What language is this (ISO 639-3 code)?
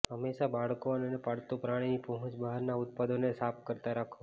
guj